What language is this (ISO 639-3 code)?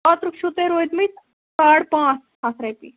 kas